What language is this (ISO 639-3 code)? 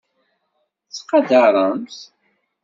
kab